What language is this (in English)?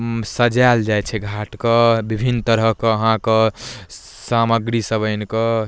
Maithili